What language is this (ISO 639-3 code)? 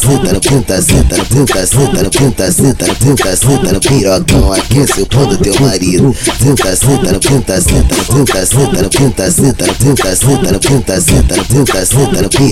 por